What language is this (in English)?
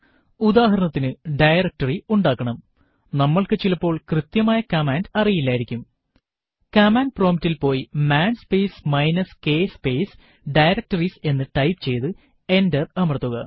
Malayalam